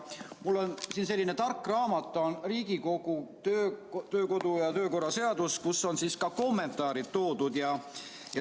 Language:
Estonian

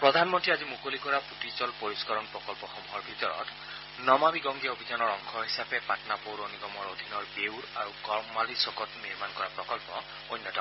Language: Assamese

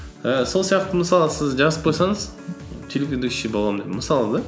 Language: Kazakh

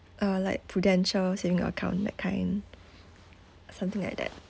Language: English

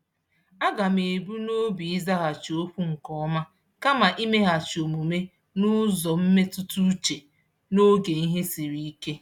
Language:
Igbo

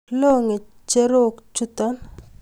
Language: Kalenjin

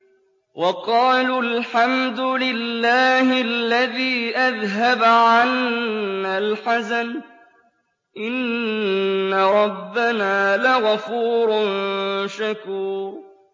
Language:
Arabic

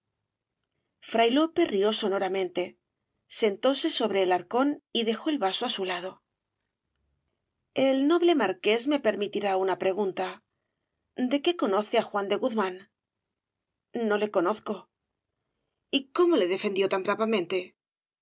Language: Spanish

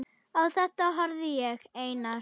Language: Icelandic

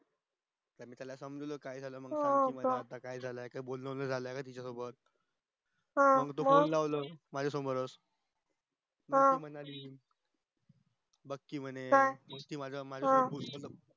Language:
Marathi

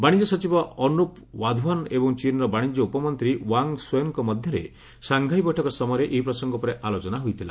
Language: Odia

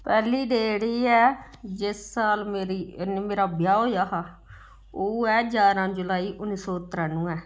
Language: Dogri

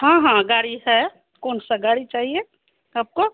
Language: Hindi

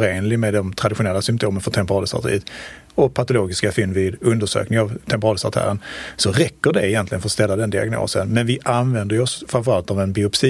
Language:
Swedish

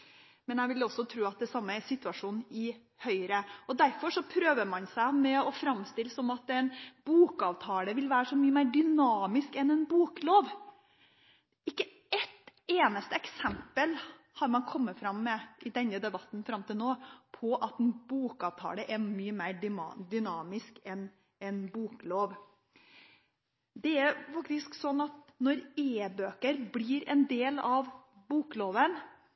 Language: Norwegian Bokmål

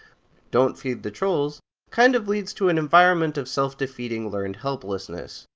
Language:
English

